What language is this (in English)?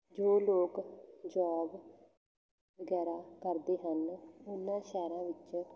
Punjabi